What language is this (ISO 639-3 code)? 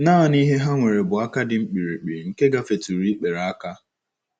ibo